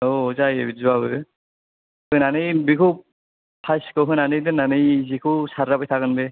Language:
Bodo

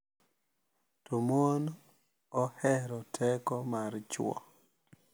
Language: Luo (Kenya and Tanzania)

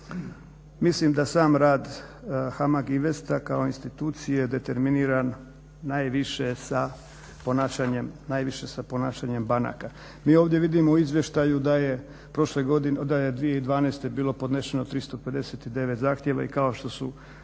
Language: Croatian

